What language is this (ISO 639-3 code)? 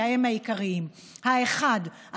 heb